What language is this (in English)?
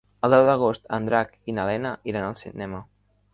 Catalan